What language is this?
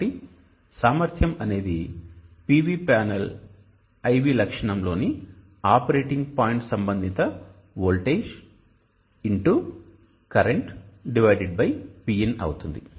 Telugu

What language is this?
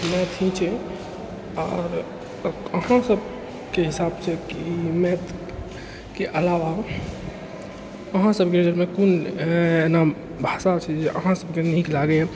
Maithili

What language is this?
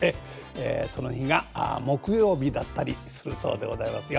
Japanese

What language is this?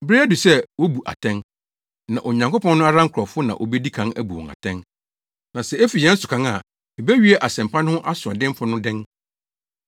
Akan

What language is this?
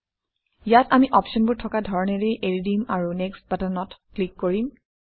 Assamese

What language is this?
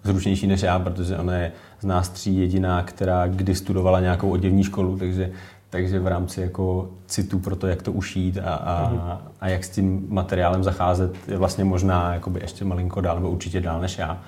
Czech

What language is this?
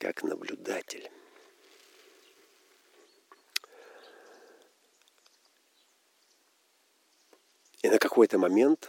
Russian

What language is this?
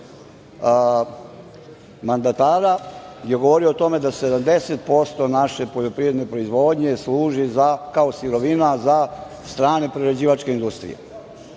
Serbian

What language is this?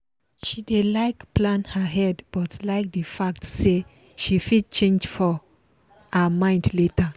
Nigerian Pidgin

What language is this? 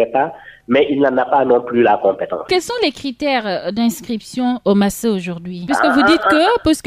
French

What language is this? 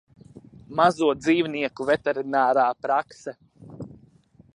Latvian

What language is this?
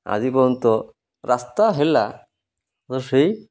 Odia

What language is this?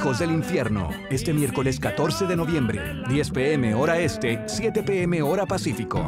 Spanish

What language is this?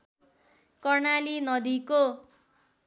Nepali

